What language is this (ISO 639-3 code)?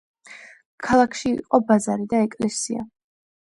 kat